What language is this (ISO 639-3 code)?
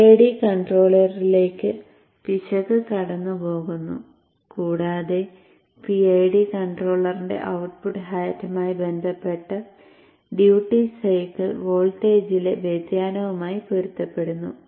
mal